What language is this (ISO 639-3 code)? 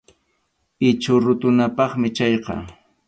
qxu